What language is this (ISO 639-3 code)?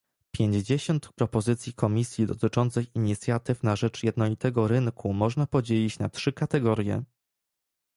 pol